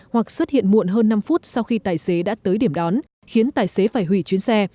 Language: Vietnamese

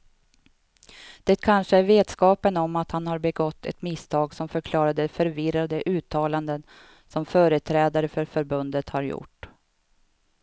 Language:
Swedish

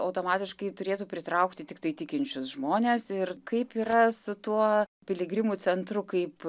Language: Lithuanian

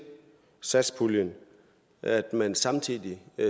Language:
Danish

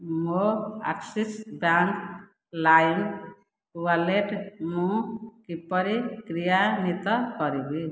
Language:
Odia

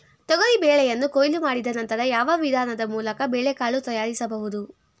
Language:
Kannada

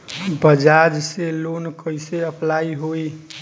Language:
Bhojpuri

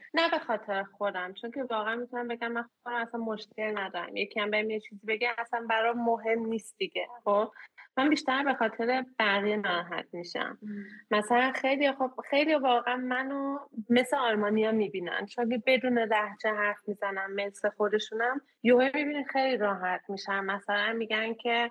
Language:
Persian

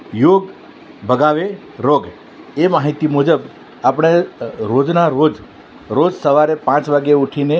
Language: Gujarati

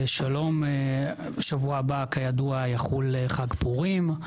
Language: Hebrew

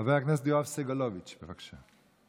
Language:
Hebrew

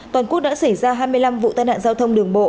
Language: Vietnamese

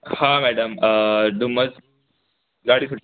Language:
Sindhi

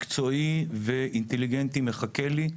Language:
Hebrew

